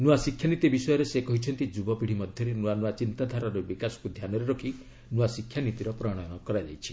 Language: Odia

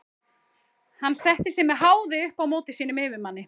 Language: Icelandic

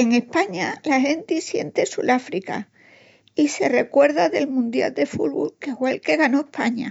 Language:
Extremaduran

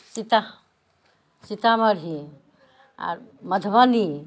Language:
Maithili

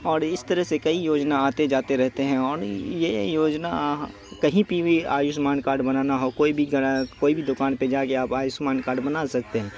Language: Urdu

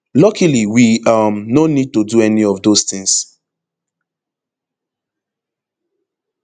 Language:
Nigerian Pidgin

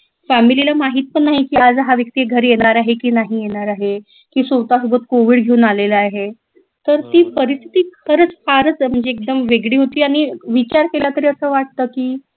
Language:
Marathi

